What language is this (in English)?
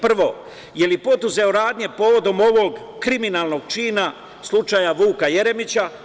Serbian